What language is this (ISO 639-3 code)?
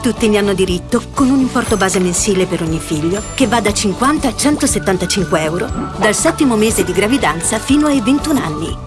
ita